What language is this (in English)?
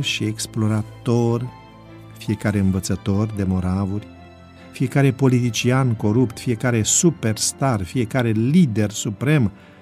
Romanian